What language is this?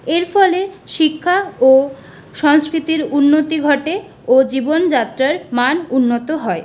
Bangla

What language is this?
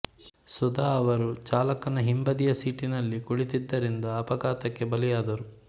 Kannada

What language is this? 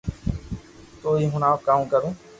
Loarki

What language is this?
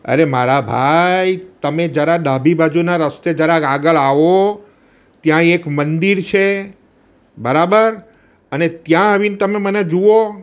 Gujarati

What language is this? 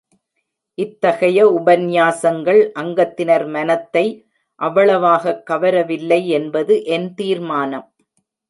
Tamil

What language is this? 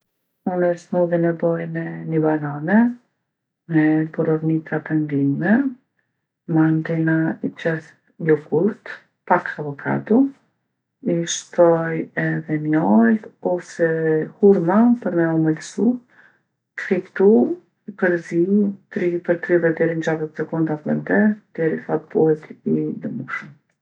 Gheg Albanian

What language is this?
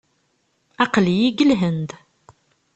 Kabyle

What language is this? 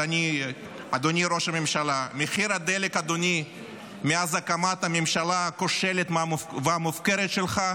Hebrew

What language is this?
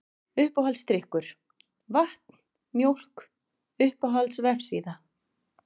Icelandic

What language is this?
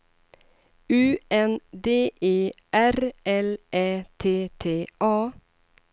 Swedish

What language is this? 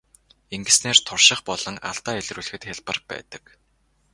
Mongolian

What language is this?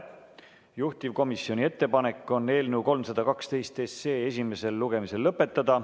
Estonian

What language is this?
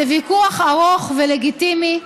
Hebrew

